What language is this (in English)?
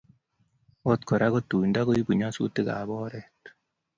Kalenjin